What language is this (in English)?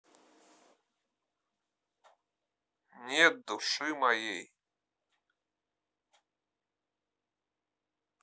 Russian